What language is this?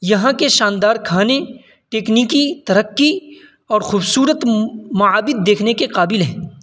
Urdu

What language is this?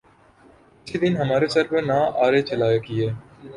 Urdu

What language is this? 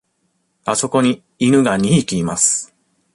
Japanese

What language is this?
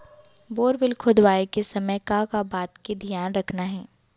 Chhattisgarhi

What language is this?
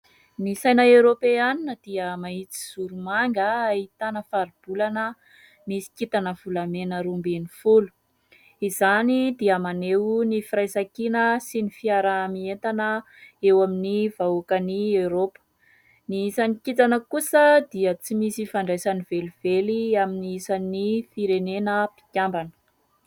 Malagasy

